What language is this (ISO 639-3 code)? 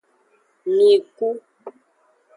ajg